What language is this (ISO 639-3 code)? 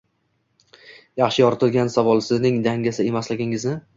uzb